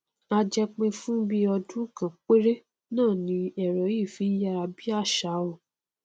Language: Yoruba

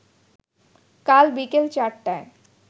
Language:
Bangla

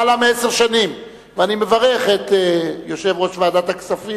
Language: Hebrew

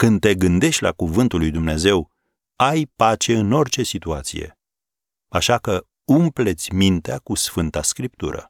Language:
Romanian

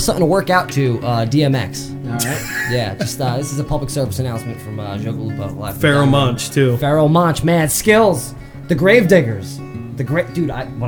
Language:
English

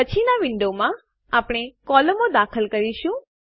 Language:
Gujarati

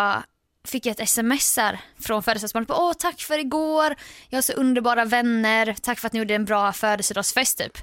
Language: Swedish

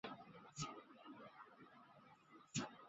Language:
Chinese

